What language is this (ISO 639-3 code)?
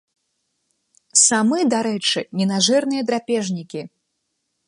bel